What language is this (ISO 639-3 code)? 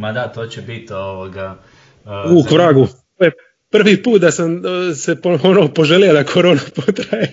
hrv